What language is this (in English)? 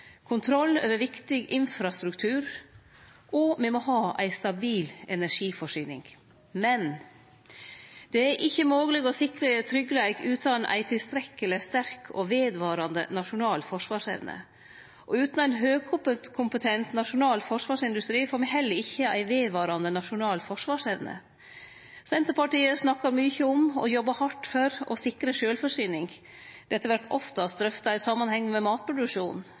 Norwegian Nynorsk